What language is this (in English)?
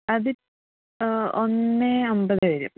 Malayalam